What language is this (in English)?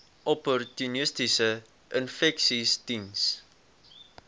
Afrikaans